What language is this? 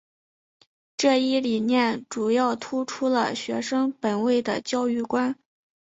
Chinese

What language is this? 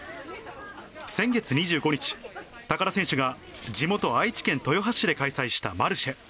Japanese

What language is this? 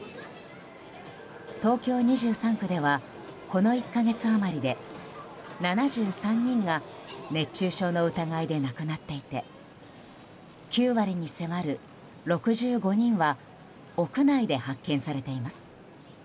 Japanese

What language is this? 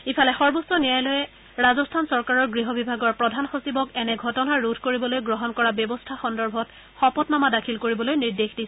Assamese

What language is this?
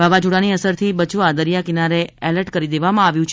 Gujarati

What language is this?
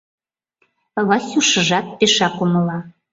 Mari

